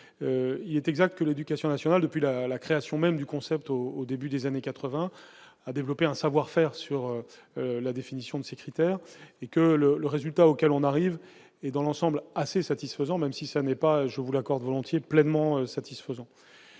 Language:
French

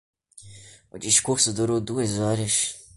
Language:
Portuguese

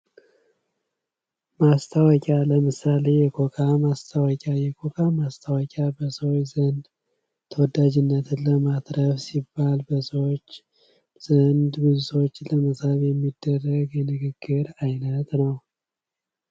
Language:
Amharic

